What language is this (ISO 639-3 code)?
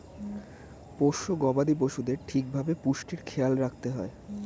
ben